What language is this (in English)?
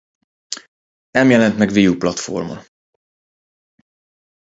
Hungarian